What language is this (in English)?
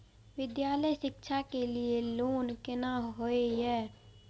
Maithili